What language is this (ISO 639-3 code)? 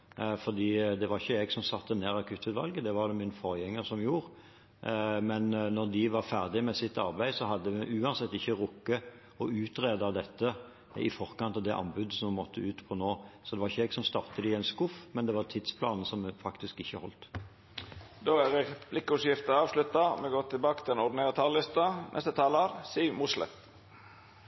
nor